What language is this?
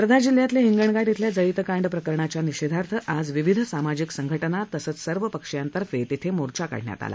Marathi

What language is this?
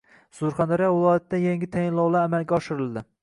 Uzbek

